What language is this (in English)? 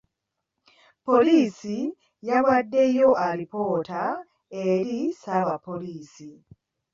Ganda